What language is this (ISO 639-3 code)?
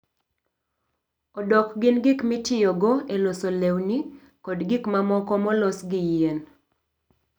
luo